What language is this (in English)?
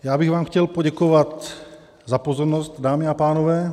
Czech